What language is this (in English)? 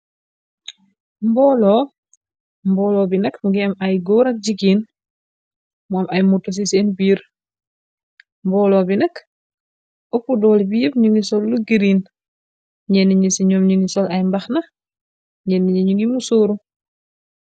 Wolof